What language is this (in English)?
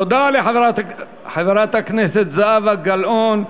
Hebrew